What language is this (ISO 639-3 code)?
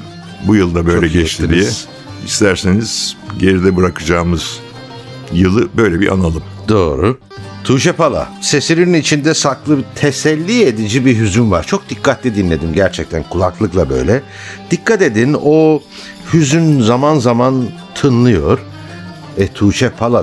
tur